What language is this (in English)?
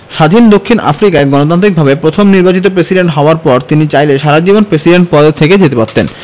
Bangla